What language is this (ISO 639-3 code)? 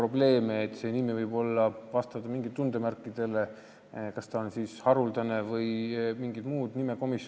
est